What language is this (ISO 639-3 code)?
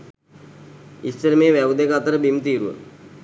sin